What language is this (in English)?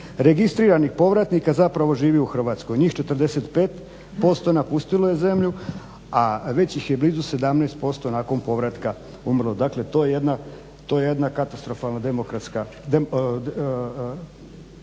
Croatian